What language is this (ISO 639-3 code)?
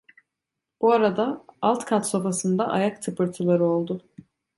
tur